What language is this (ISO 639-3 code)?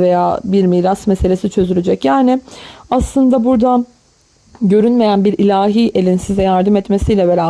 tur